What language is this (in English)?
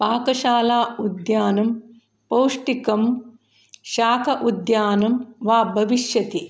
Sanskrit